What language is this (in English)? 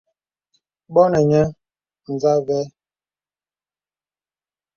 Bebele